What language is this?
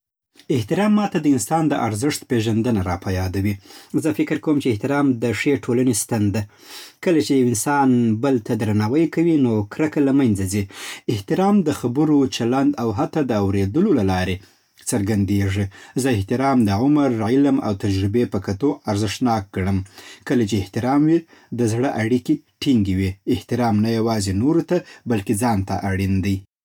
Southern Pashto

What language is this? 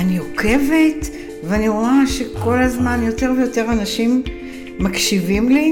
Hebrew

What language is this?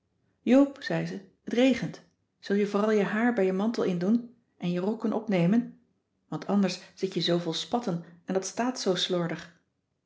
Dutch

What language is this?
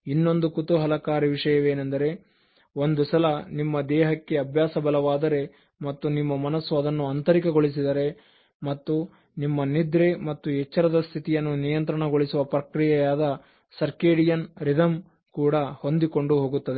Kannada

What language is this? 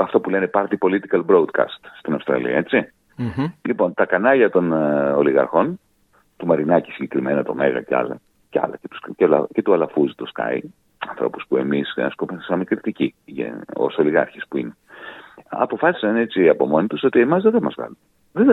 Greek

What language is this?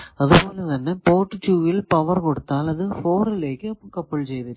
Malayalam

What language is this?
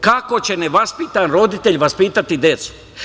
Serbian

